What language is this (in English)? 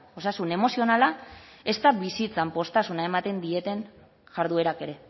Basque